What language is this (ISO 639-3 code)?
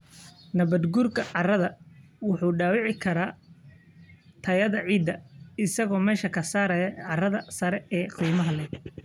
som